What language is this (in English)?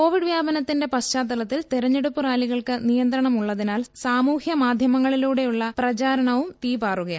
Malayalam